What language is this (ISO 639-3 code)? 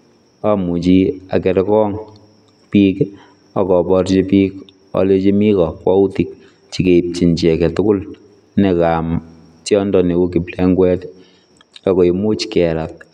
kln